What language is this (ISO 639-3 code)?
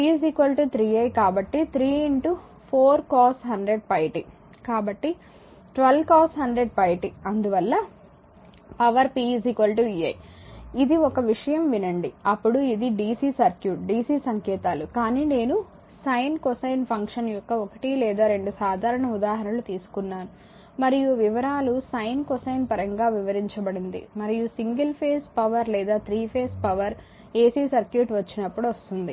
tel